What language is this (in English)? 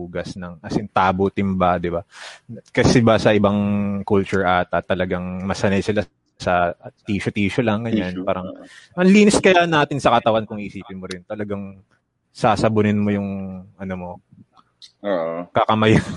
Filipino